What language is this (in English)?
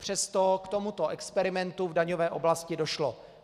Czech